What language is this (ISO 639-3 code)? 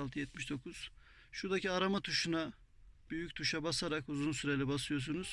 tur